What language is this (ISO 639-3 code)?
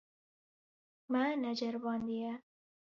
kur